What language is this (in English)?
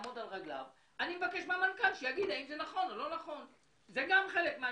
Hebrew